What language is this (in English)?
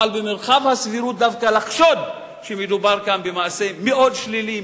Hebrew